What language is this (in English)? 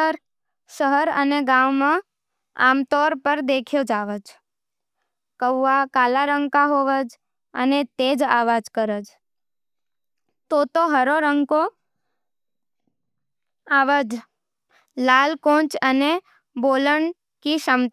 Nimadi